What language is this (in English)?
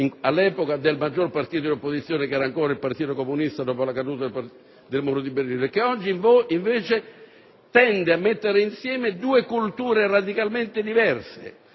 Italian